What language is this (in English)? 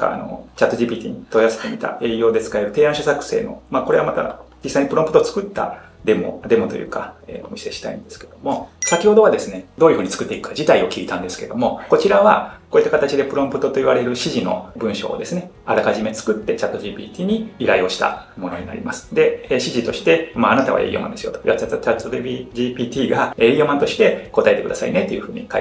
Japanese